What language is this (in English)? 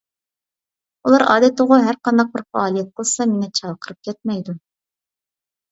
Uyghur